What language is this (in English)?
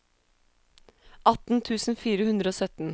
Norwegian